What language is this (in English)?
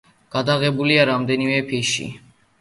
Georgian